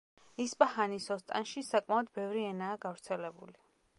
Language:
Georgian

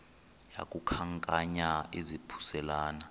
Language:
Xhosa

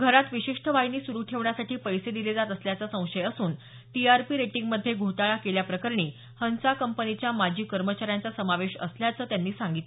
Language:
Marathi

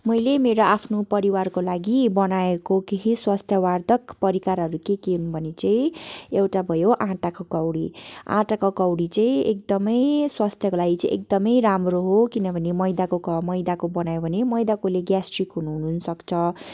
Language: Nepali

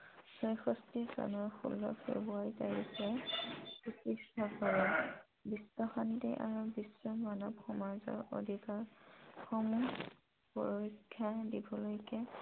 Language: Assamese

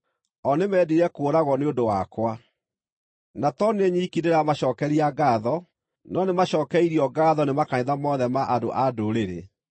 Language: Kikuyu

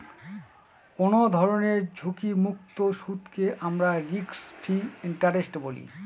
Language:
Bangla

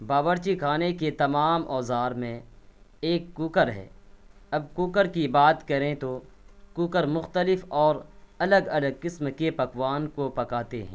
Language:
Urdu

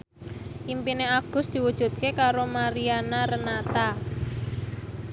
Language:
Javanese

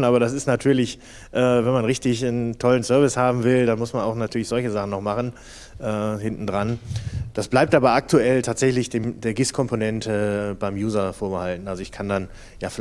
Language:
German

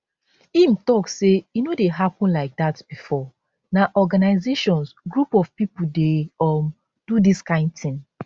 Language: Nigerian Pidgin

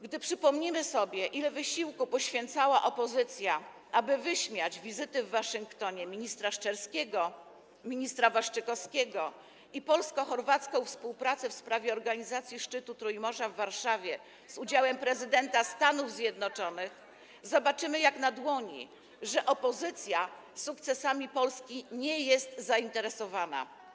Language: Polish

